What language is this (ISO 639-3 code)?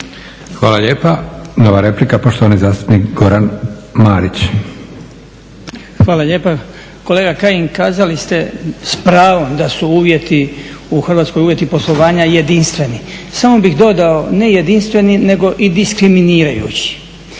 hrv